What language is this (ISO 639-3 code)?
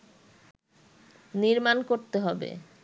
ben